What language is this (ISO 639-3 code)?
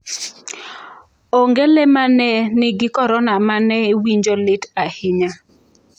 luo